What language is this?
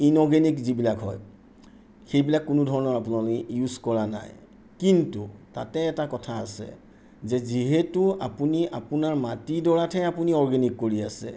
Assamese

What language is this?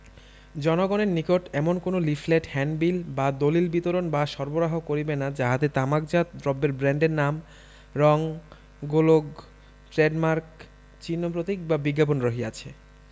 Bangla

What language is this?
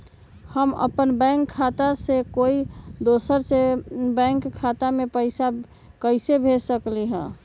Magahi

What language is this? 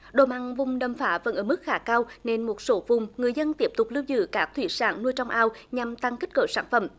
Vietnamese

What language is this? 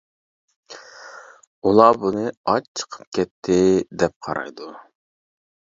Uyghur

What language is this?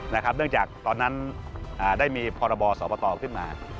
Thai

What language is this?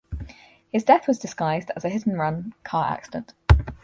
English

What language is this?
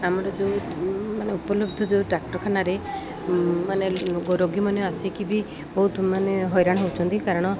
Odia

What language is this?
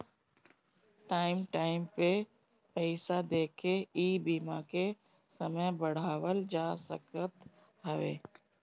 Bhojpuri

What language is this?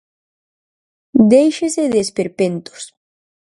Galician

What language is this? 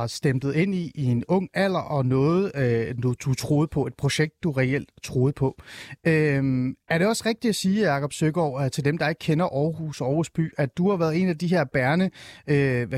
Danish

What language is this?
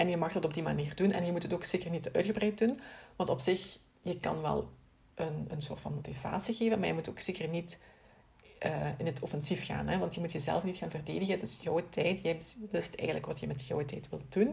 Dutch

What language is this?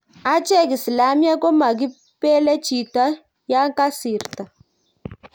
Kalenjin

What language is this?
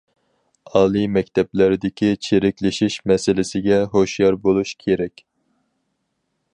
Uyghur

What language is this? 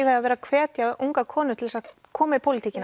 Icelandic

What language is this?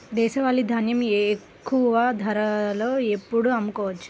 Telugu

